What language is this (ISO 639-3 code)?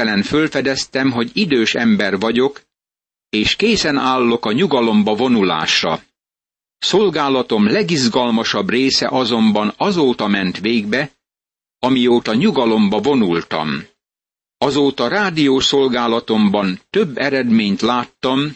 hun